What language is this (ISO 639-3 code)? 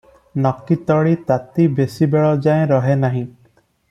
ori